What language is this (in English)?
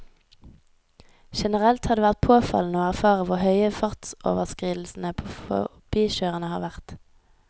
Norwegian